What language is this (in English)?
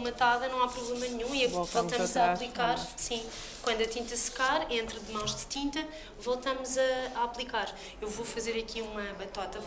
Portuguese